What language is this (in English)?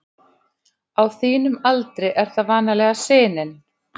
Icelandic